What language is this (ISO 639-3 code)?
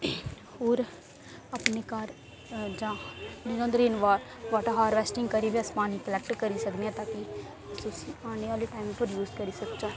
doi